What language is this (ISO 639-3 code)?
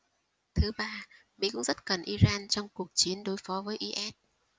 vie